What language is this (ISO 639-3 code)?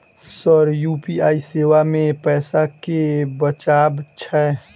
mai